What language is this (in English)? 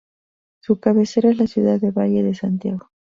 Spanish